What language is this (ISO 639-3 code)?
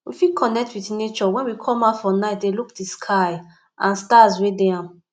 pcm